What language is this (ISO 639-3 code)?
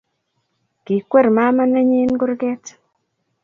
kln